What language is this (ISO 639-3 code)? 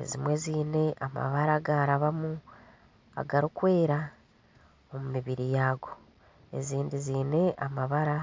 nyn